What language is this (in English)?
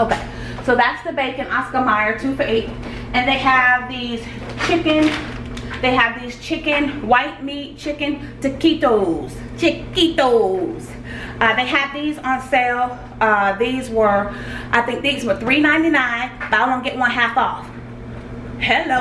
English